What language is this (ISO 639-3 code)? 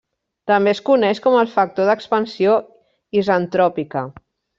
cat